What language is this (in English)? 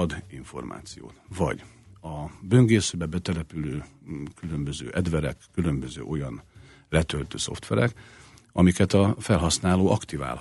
Hungarian